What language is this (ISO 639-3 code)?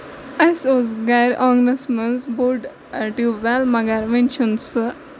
kas